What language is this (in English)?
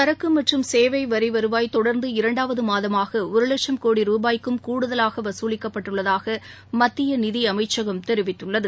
Tamil